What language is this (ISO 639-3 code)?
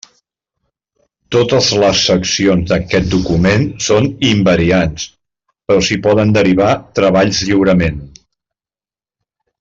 cat